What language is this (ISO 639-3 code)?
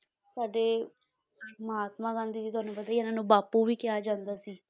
pan